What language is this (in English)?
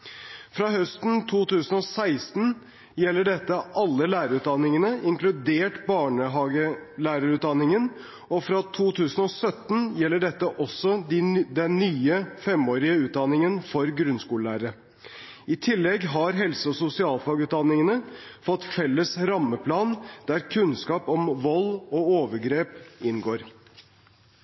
Norwegian Bokmål